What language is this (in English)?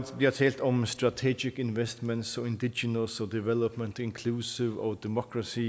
Danish